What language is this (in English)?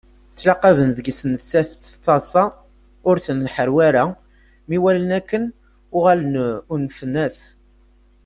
Kabyle